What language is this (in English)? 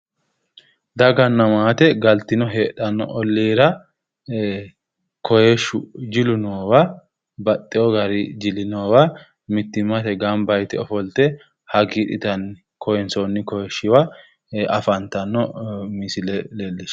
Sidamo